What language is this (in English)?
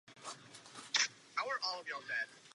Czech